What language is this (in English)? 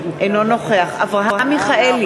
Hebrew